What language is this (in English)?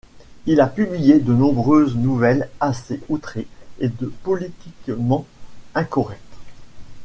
French